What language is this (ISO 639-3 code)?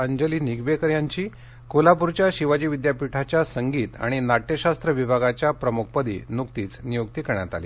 mar